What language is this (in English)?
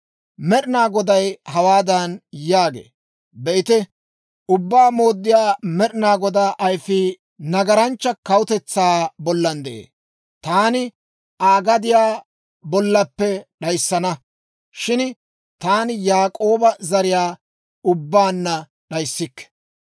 Dawro